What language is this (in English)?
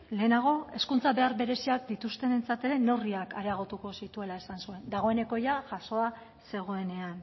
Basque